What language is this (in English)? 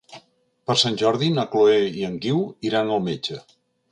Catalan